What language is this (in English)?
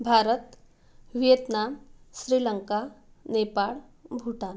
Marathi